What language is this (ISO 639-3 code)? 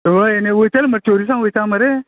kok